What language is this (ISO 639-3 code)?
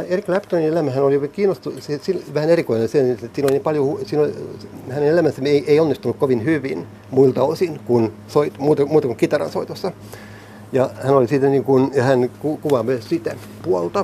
fin